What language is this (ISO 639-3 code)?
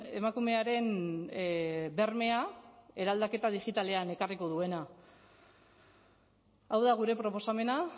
eus